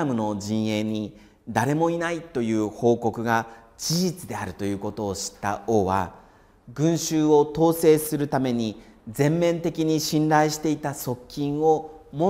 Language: Japanese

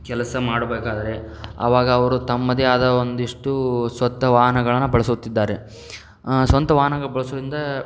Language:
Kannada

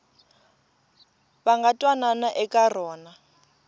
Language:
Tsonga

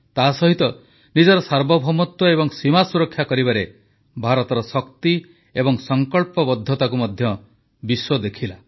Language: Odia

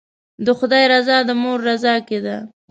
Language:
Pashto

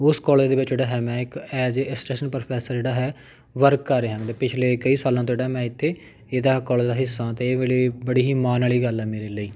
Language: Punjabi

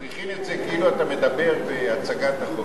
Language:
Hebrew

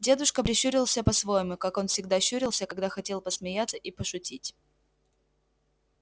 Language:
Russian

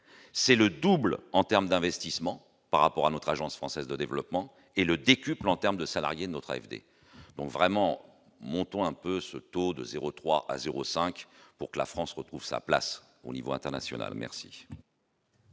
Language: French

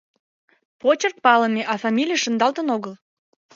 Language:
Mari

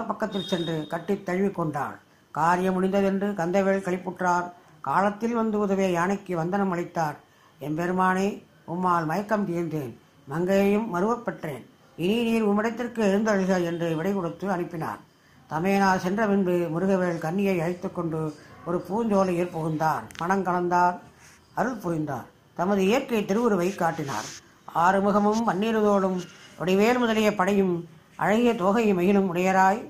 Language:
Tamil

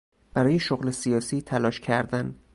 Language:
Persian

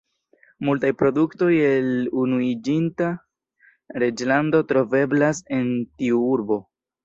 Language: Esperanto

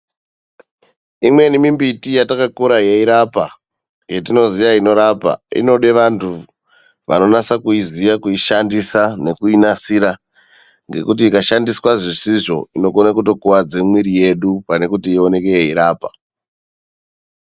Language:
Ndau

